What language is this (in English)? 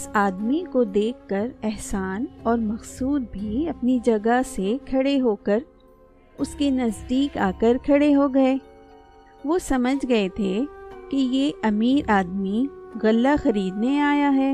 Urdu